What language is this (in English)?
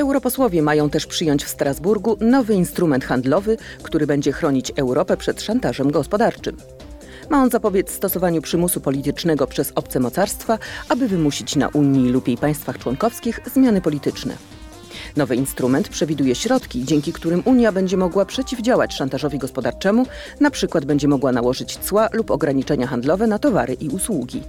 Polish